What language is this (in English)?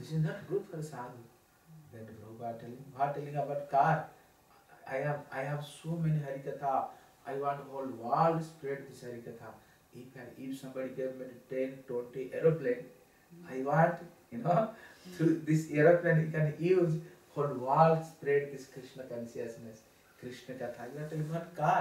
Spanish